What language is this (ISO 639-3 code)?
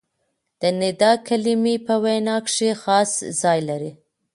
pus